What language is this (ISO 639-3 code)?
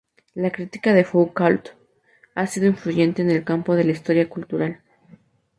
spa